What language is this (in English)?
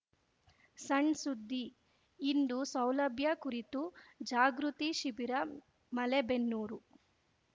Kannada